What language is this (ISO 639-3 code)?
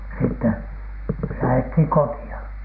fin